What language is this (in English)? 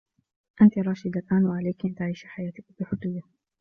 Arabic